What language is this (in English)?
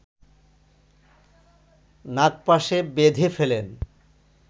Bangla